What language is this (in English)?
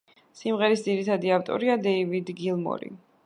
Georgian